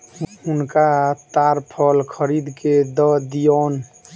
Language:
Maithili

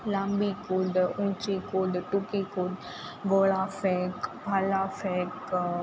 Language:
Gujarati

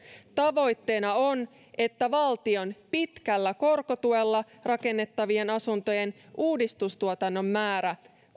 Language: Finnish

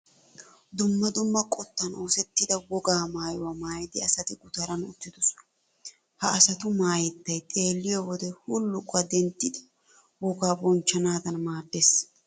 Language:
Wolaytta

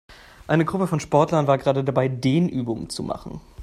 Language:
German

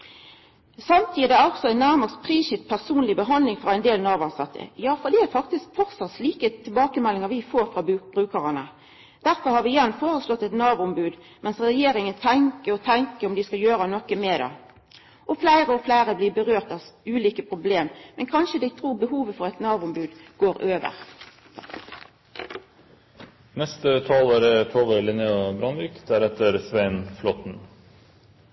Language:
Norwegian Nynorsk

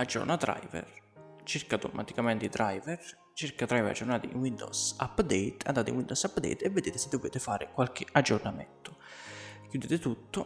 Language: Italian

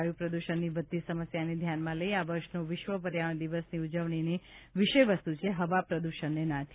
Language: Gujarati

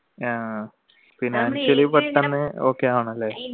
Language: Malayalam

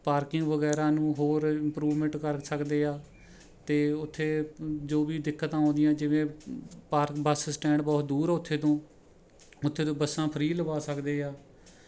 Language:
Punjabi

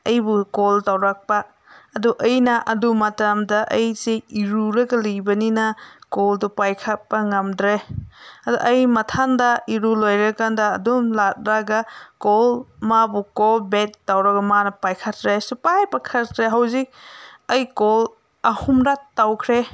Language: Manipuri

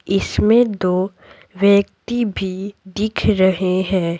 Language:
Hindi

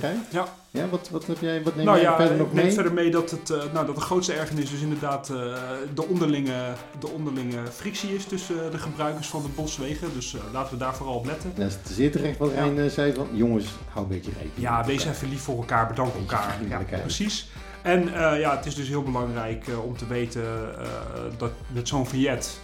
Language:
Dutch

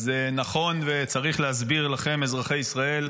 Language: Hebrew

